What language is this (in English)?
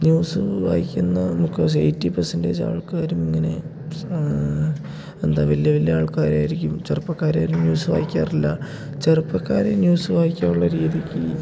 Malayalam